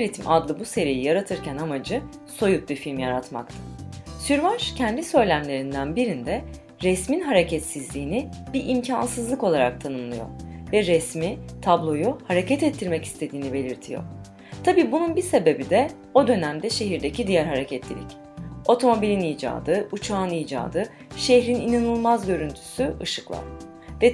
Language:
Turkish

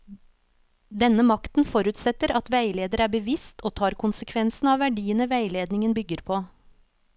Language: Norwegian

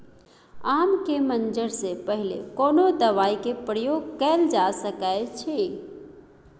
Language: Maithili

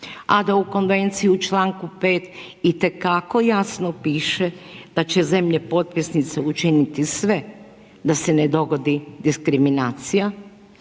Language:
Croatian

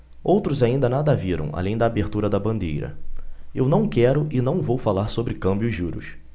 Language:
Portuguese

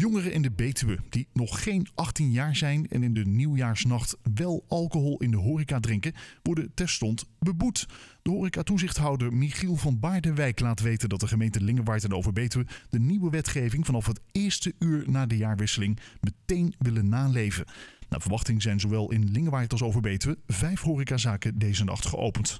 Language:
Dutch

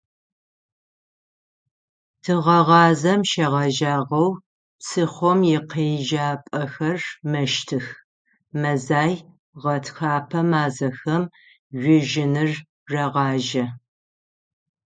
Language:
Adyghe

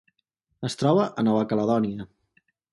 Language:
Catalan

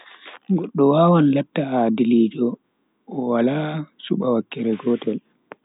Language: Bagirmi Fulfulde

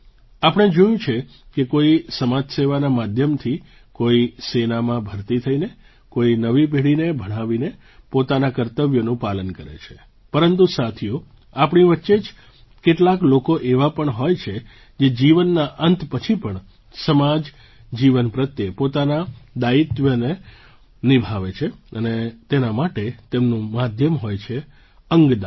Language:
Gujarati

